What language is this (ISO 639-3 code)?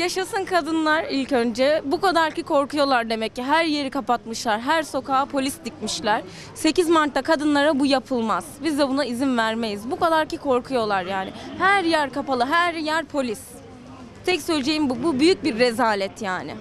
tur